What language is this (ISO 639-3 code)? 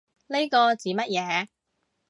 yue